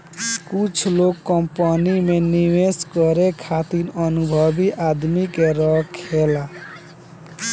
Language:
Bhojpuri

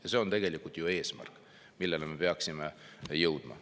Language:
Estonian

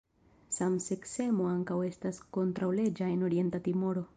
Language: Esperanto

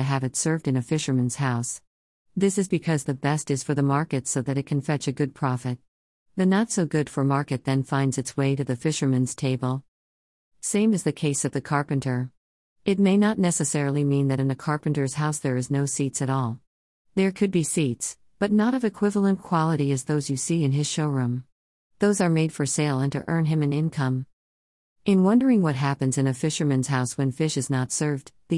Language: English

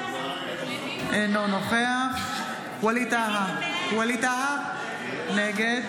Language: Hebrew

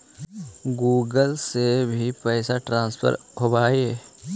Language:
Magahi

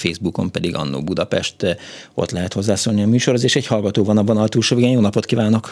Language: Hungarian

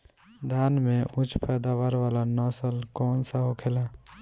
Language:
Bhojpuri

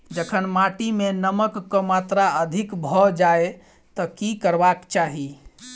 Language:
Maithili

